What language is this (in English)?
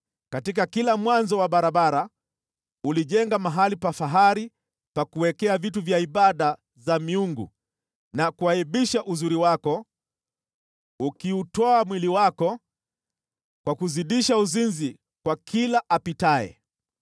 Swahili